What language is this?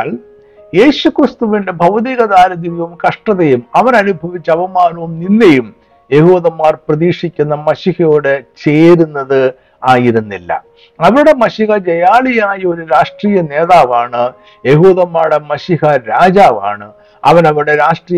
Malayalam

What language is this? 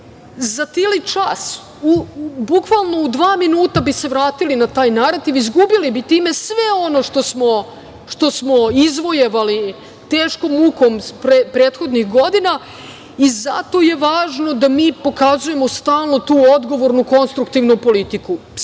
Serbian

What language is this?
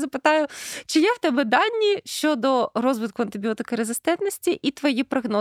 Ukrainian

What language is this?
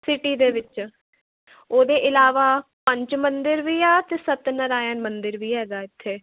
Punjabi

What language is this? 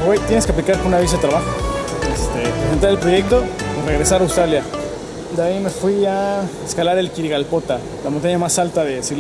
Spanish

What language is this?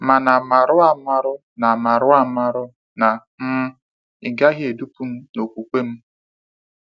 Igbo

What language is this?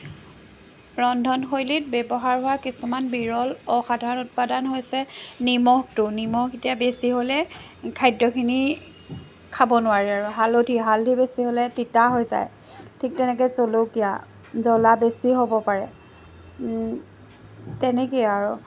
Assamese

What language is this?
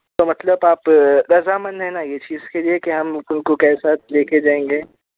Urdu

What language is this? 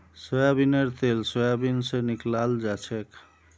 Magahi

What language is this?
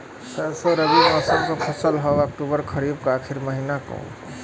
Bhojpuri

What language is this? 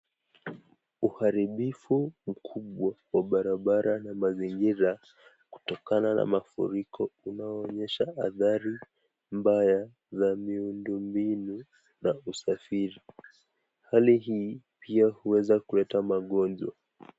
Swahili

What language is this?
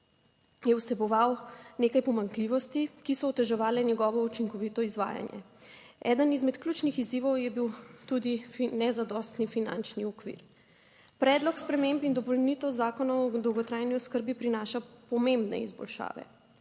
Slovenian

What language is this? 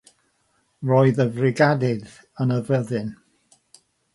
Welsh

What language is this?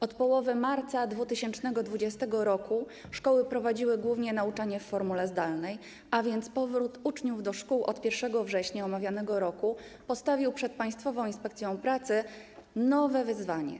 Polish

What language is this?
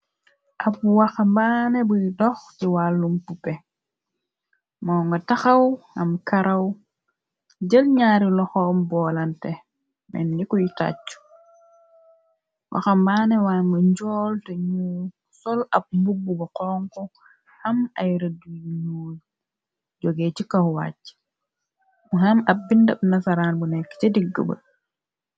Wolof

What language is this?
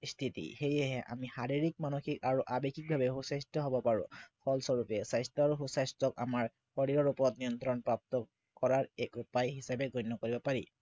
Assamese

